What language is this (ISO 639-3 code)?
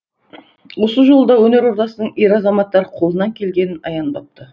kaz